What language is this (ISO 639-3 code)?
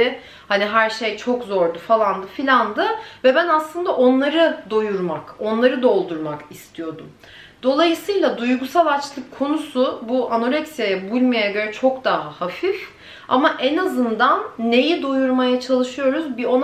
tur